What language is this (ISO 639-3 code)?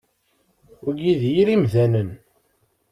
kab